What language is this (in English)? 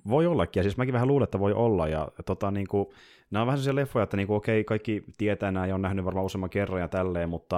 Finnish